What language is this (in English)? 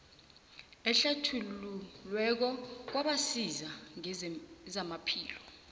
South Ndebele